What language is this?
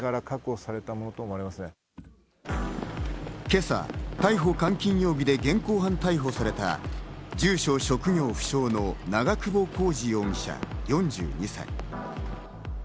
Japanese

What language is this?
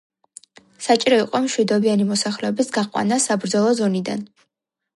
Georgian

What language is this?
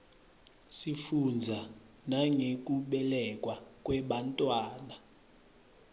Swati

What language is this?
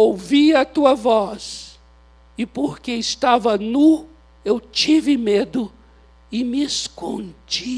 Portuguese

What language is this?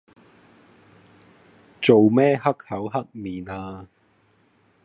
Cantonese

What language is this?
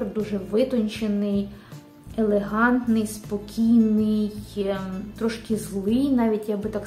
Ukrainian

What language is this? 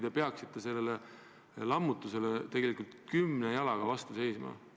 Estonian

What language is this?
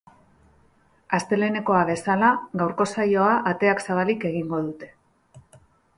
Basque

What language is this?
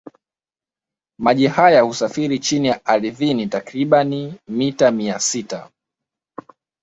Swahili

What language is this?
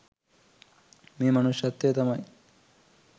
Sinhala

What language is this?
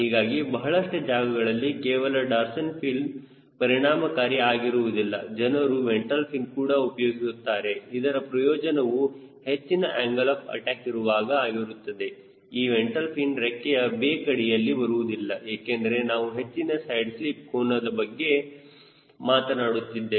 Kannada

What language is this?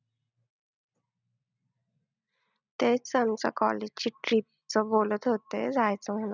Marathi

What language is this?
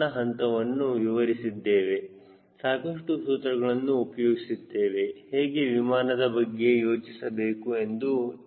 Kannada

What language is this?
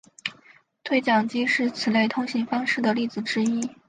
Chinese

